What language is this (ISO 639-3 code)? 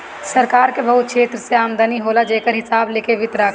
bho